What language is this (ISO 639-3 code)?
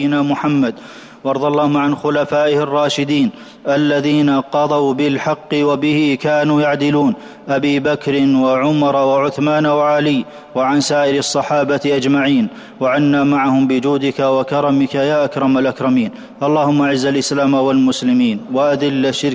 ara